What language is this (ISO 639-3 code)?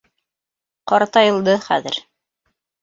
bak